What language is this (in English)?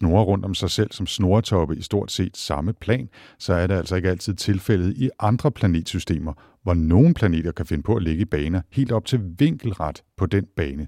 Danish